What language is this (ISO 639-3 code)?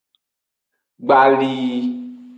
ajg